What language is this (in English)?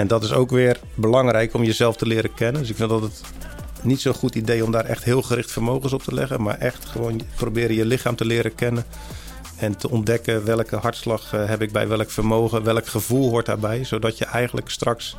Dutch